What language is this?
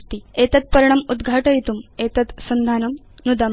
Sanskrit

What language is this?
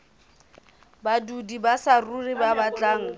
Southern Sotho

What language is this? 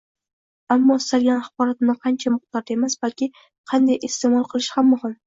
Uzbek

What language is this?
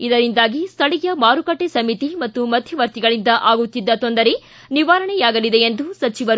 Kannada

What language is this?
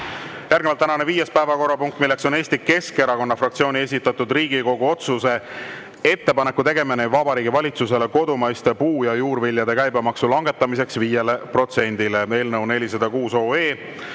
Estonian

